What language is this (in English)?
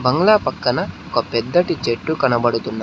Telugu